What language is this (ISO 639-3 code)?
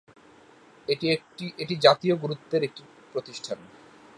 ben